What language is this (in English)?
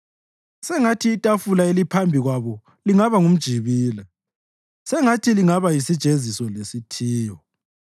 North Ndebele